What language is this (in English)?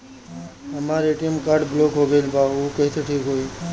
Bhojpuri